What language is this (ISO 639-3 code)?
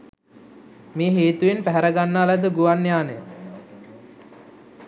sin